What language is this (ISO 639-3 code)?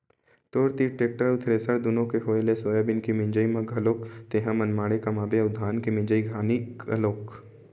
hne